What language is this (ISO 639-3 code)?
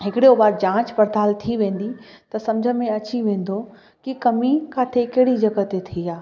snd